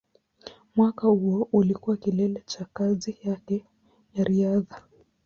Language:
Swahili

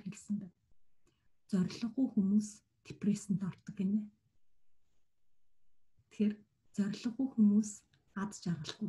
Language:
Romanian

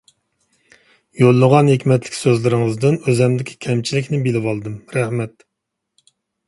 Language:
Uyghur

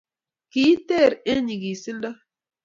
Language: Kalenjin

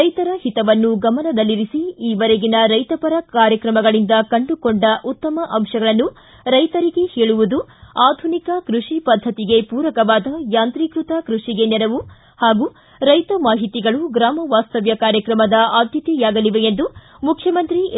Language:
Kannada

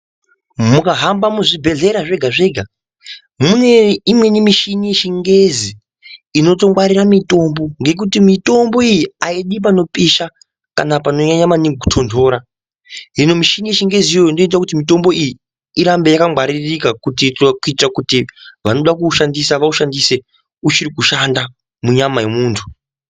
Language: Ndau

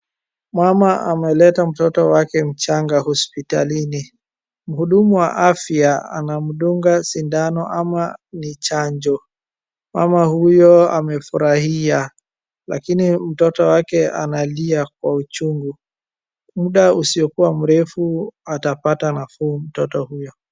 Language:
Swahili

